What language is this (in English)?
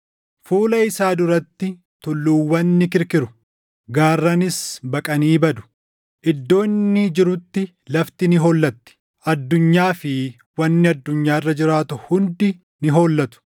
Oromo